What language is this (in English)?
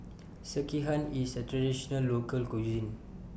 English